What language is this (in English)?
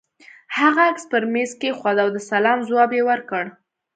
Pashto